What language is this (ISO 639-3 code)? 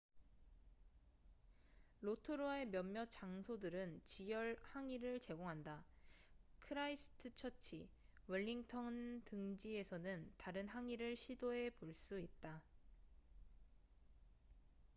kor